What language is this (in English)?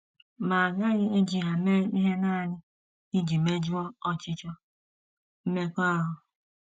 Igbo